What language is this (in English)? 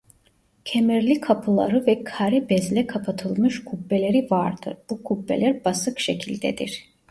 Turkish